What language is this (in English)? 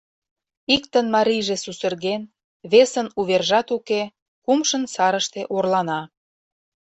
Mari